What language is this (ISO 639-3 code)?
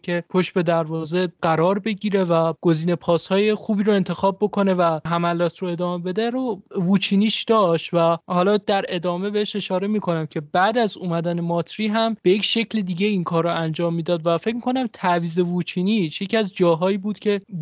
fas